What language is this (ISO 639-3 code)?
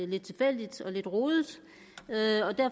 dan